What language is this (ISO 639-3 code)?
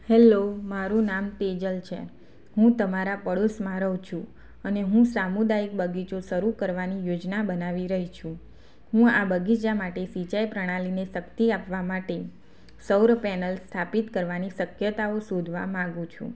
guj